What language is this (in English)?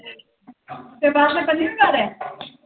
Punjabi